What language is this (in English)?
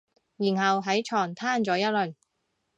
Cantonese